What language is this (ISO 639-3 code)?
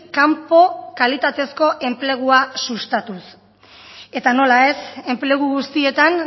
eus